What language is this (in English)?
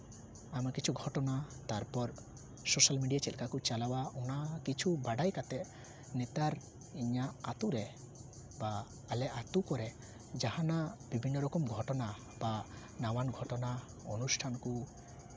Santali